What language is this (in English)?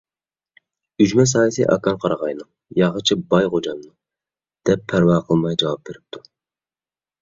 Uyghur